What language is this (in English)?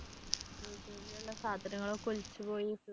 Malayalam